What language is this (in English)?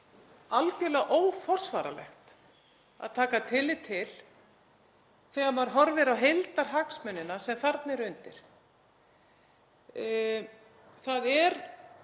Icelandic